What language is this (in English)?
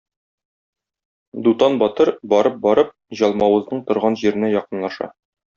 Tatar